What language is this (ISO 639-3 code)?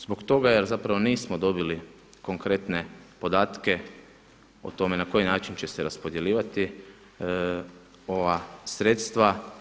hrv